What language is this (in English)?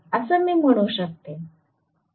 Marathi